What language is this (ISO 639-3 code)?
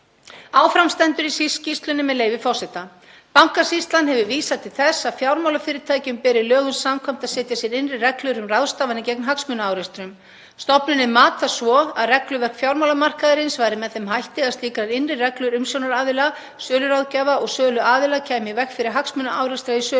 isl